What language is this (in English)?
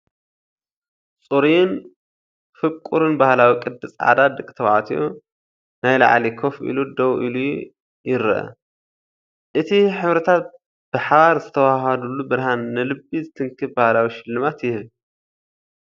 Tigrinya